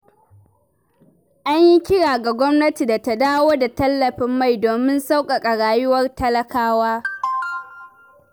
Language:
Hausa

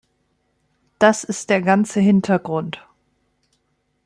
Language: German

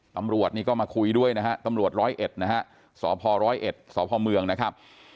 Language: Thai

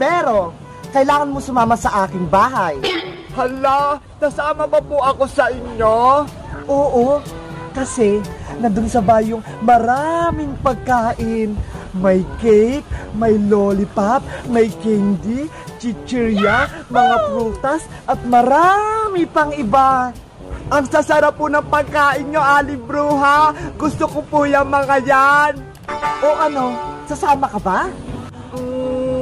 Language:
Filipino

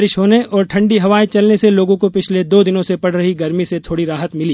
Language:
Hindi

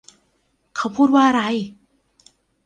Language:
Thai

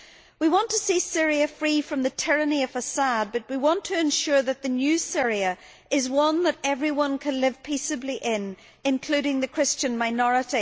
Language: English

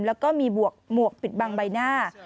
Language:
Thai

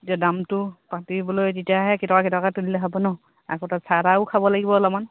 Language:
Assamese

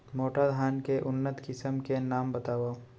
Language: Chhattisgarhi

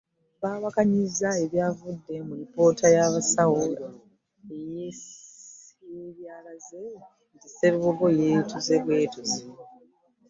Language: Ganda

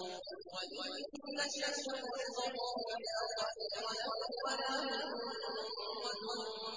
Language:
Arabic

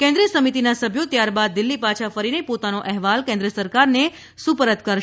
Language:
Gujarati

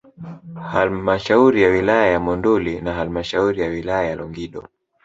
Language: Swahili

